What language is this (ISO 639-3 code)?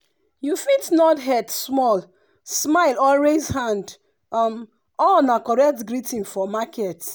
pcm